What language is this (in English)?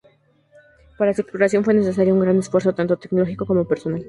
Spanish